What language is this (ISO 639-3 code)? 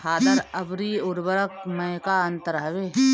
bho